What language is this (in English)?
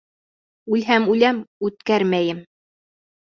Bashkir